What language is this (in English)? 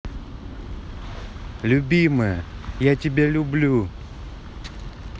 Russian